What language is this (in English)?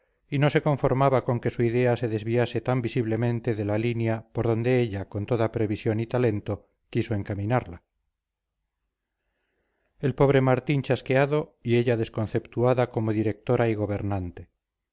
Spanish